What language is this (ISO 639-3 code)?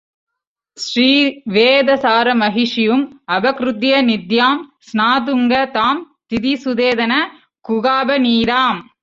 tam